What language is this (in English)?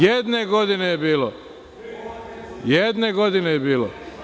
Serbian